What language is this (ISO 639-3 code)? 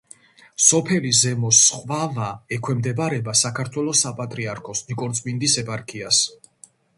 kat